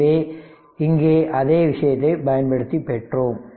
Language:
Tamil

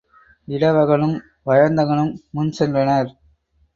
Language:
Tamil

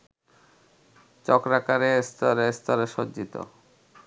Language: Bangla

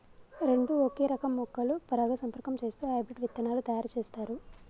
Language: Telugu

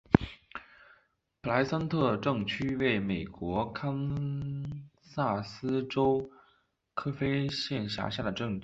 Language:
Chinese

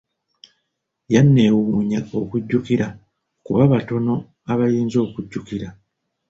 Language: Ganda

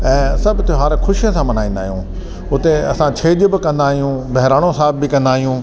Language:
Sindhi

